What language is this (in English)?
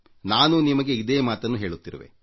Kannada